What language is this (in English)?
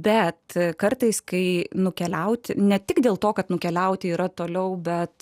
Lithuanian